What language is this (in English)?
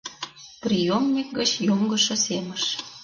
Mari